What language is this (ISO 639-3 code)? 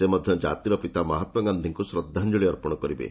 ori